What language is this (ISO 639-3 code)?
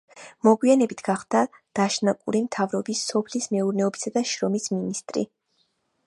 kat